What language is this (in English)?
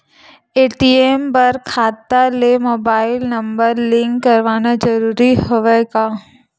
Chhattisgarhi